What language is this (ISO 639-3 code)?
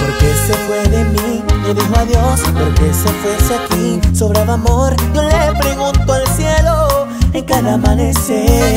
spa